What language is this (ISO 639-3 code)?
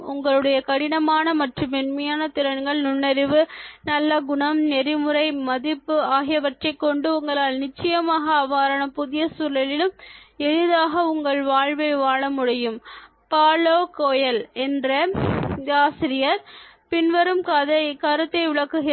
tam